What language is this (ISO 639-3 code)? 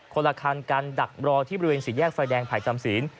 tha